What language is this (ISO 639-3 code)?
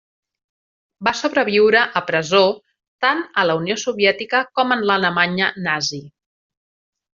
cat